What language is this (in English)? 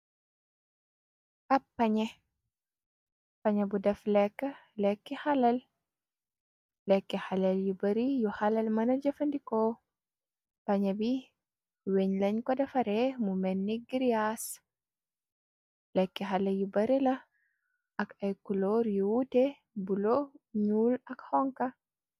Wolof